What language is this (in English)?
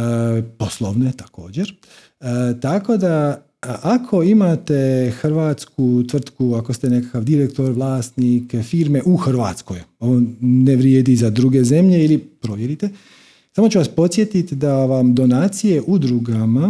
Croatian